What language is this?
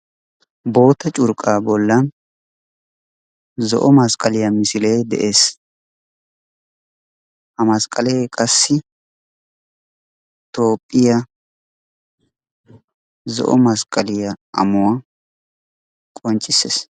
Wolaytta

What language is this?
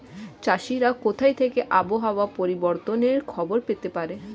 Bangla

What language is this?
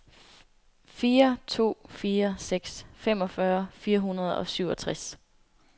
Danish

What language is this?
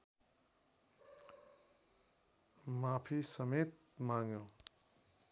Nepali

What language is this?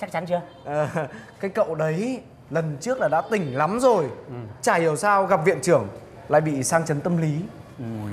Vietnamese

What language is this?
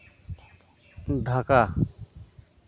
Santali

